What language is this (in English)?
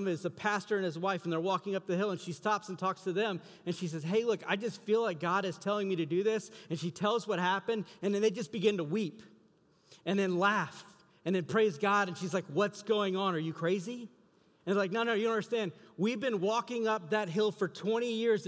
English